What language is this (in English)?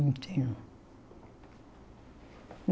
Portuguese